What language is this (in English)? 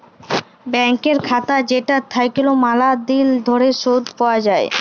Bangla